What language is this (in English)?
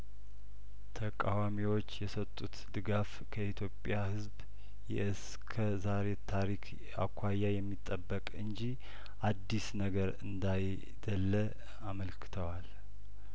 Amharic